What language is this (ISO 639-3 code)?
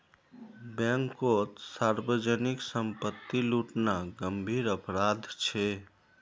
mag